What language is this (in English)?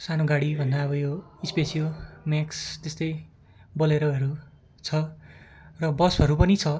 Nepali